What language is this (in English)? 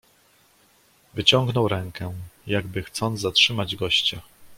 Polish